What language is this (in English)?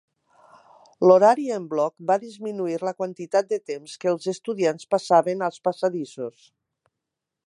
Catalan